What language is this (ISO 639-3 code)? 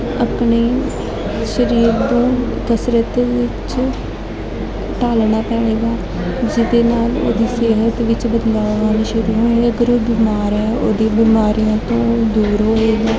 pan